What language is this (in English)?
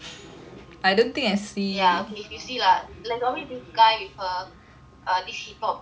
English